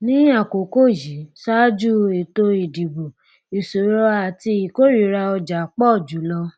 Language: Yoruba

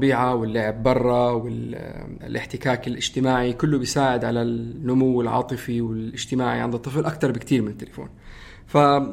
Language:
Arabic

